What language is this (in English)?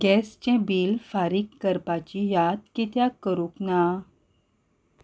Konkani